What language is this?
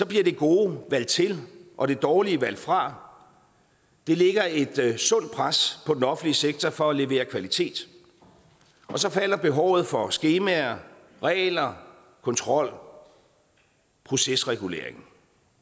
Danish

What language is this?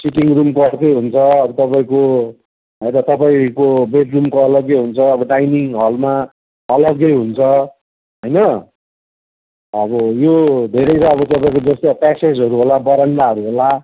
Nepali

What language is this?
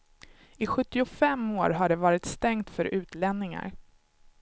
Swedish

